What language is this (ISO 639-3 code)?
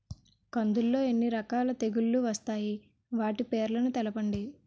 tel